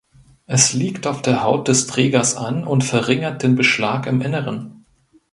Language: German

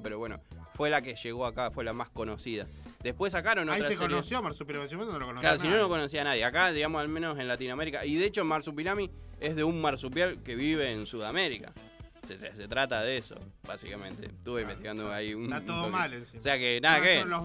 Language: Spanish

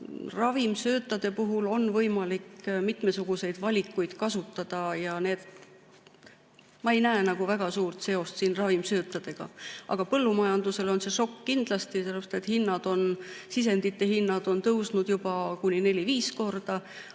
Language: Estonian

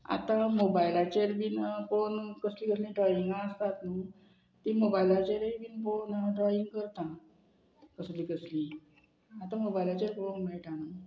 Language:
Konkani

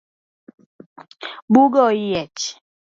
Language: Luo (Kenya and Tanzania)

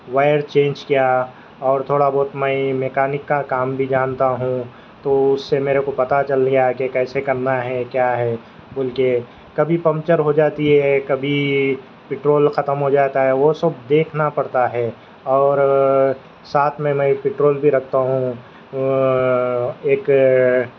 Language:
Urdu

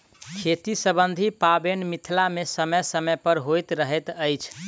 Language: Maithili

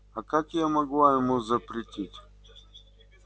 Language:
Russian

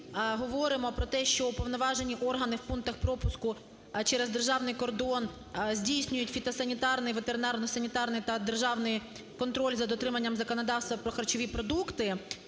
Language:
Ukrainian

